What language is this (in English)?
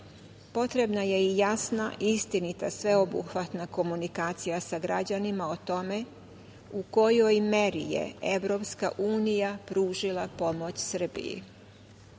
Serbian